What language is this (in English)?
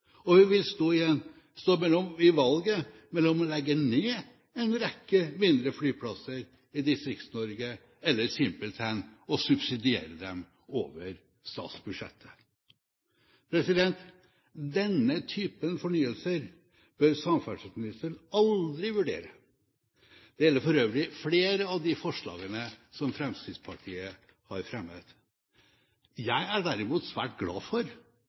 Norwegian Bokmål